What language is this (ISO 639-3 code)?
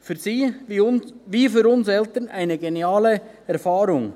gsw